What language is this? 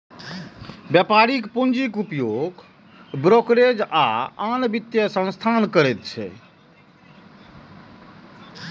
Maithili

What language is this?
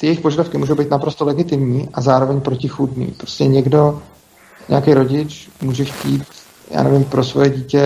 Czech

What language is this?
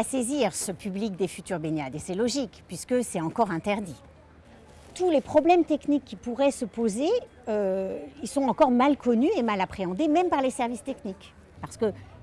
French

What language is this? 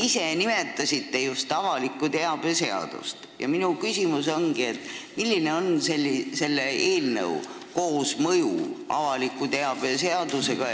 Estonian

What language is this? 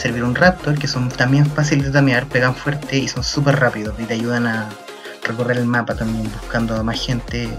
Spanish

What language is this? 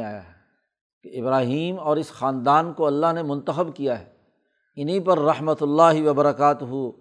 Urdu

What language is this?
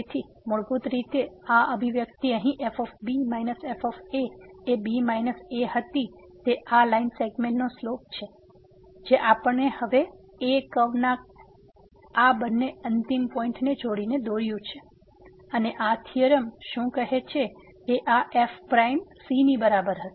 Gujarati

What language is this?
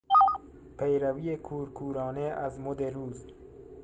Persian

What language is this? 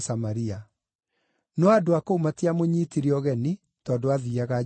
Kikuyu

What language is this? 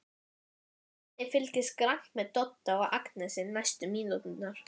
Icelandic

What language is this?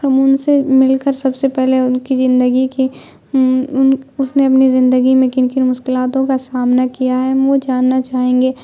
Urdu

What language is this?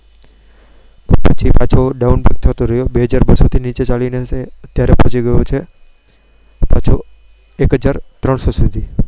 Gujarati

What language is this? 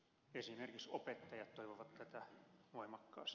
Finnish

